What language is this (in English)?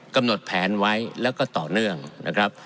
Thai